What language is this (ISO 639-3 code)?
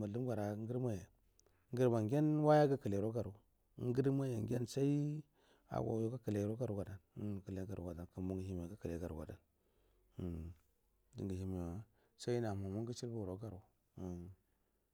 bdm